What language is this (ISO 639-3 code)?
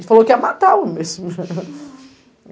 por